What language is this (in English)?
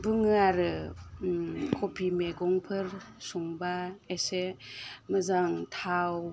Bodo